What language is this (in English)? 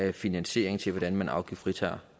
Danish